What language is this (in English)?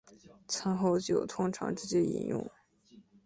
Chinese